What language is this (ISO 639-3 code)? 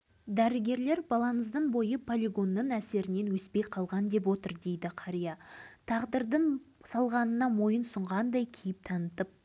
kaz